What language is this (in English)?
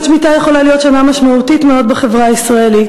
Hebrew